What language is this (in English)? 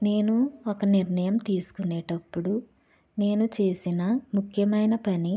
Telugu